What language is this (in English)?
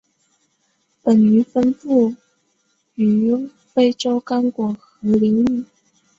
Chinese